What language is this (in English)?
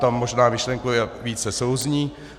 Czech